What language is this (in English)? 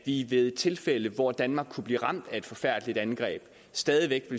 Danish